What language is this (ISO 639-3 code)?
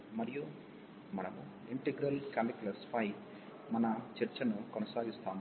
tel